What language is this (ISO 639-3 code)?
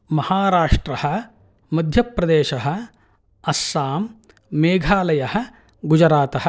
san